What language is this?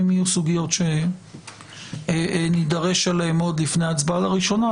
Hebrew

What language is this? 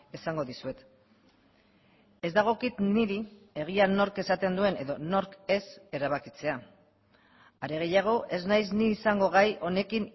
Basque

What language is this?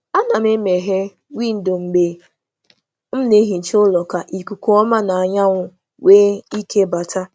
Igbo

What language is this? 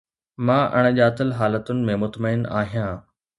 Sindhi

